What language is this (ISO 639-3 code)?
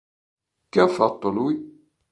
ita